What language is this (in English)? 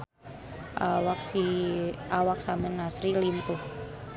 Sundanese